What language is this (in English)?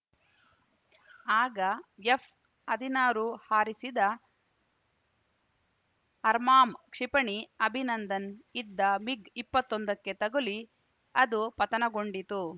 Kannada